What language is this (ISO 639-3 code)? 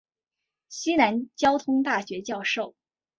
zho